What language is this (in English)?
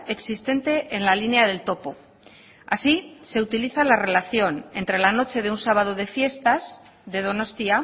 Spanish